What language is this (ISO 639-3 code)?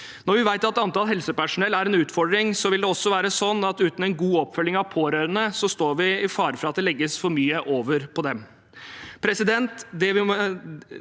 nor